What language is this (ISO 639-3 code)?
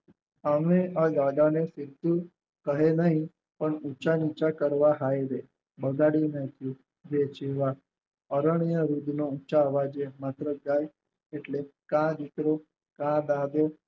guj